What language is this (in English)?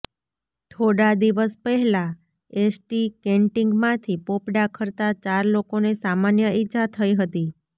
Gujarati